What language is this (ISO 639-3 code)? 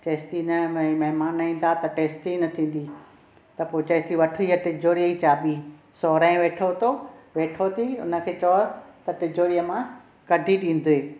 snd